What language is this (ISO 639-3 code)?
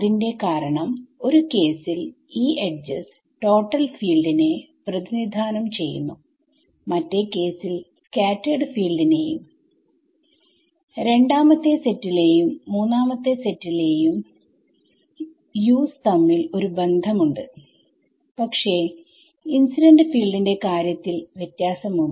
mal